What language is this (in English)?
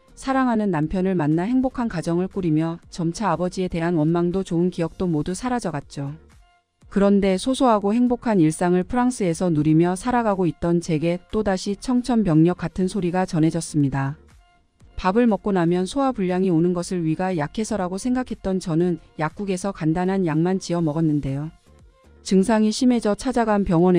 Korean